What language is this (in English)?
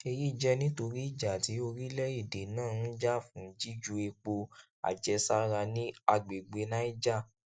Yoruba